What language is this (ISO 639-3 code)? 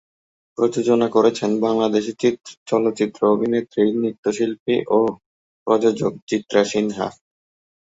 ben